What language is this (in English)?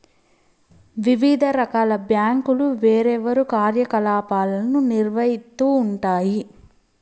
Telugu